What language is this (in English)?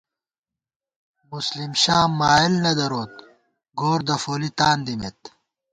Gawar-Bati